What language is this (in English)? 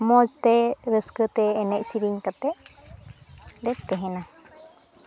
Santali